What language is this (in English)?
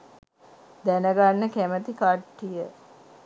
Sinhala